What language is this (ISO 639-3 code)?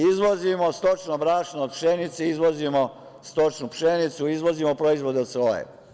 srp